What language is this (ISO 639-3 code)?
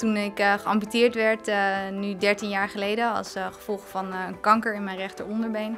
nld